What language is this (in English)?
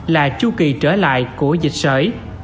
Vietnamese